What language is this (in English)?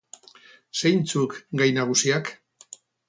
Basque